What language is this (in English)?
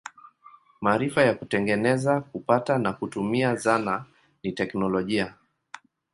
Swahili